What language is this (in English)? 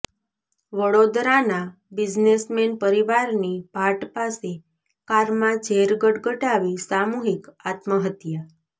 Gujarati